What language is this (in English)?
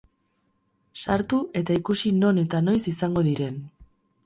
Basque